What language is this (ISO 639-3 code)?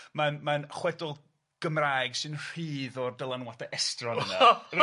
cym